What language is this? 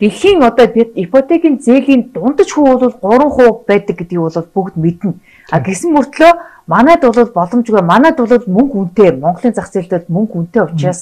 Turkish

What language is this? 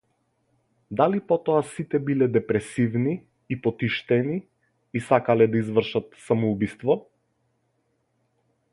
Macedonian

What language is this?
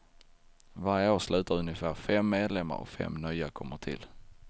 Swedish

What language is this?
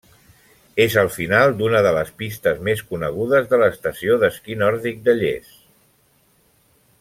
Catalan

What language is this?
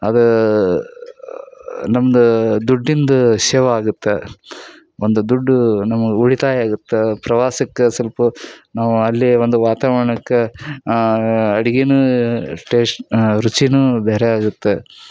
Kannada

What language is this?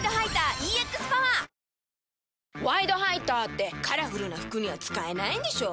Japanese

